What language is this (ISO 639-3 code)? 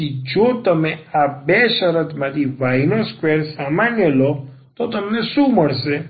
guj